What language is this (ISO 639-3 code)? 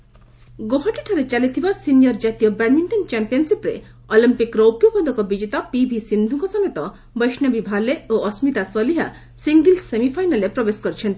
ori